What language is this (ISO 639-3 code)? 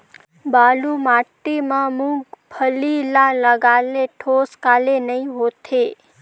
hne